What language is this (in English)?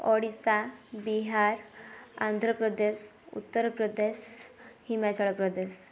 Odia